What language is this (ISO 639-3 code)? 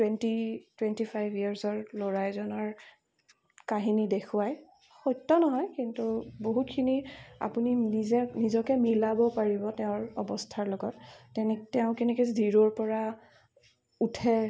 asm